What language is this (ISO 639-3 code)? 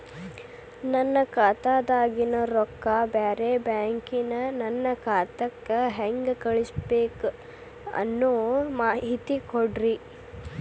kan